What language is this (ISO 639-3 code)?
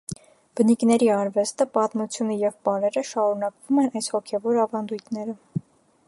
hye